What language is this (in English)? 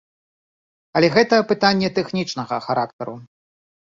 Belarusian